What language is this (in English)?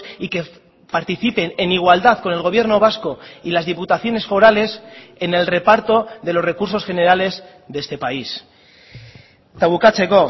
Spanish